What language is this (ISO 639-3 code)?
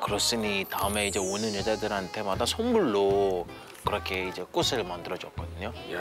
kor